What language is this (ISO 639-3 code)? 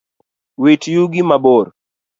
luo